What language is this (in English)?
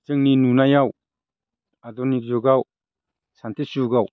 Bodo